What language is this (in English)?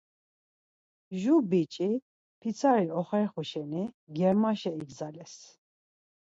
Laz